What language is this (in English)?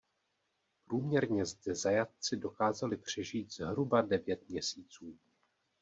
Czech